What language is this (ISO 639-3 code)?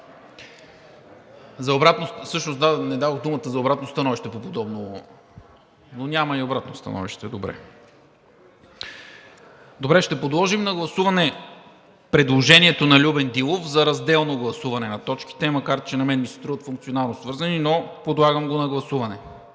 bul